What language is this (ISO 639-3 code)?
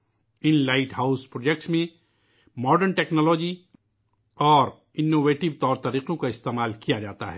urd